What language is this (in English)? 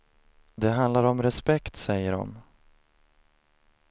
Swedish